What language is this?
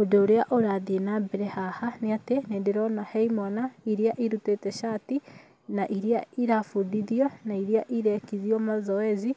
Kikuyu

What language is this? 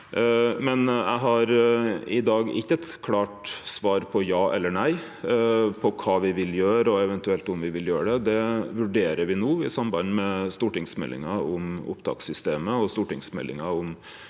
Norwegian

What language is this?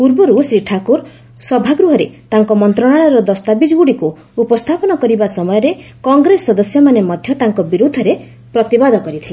Odia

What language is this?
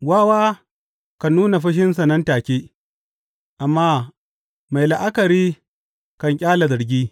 Hausa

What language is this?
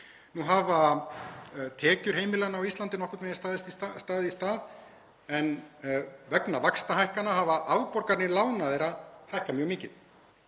Icelandic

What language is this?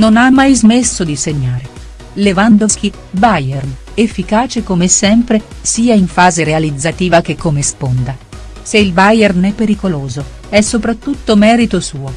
Italian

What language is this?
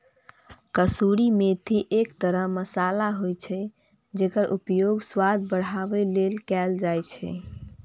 Maithili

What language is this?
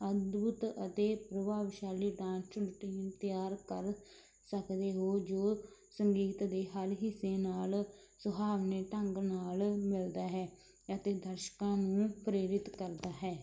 Punjabi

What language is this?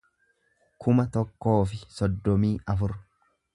Oromo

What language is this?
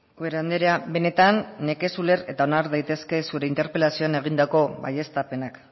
Basque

